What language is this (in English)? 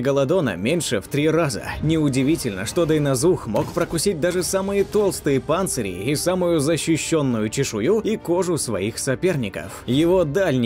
Russian